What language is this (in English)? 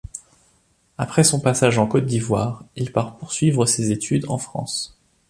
French